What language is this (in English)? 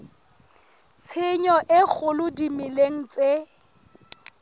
Southern Sotho